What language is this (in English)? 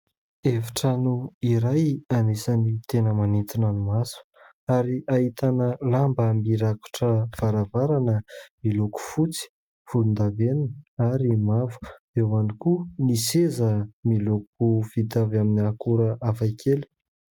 Malagasy